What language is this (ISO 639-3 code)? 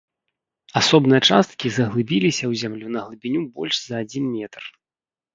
bel